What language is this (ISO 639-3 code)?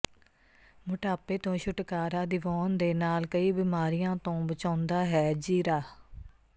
pan